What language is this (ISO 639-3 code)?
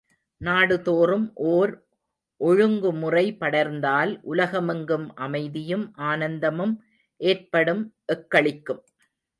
tam